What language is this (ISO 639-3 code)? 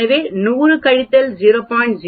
tam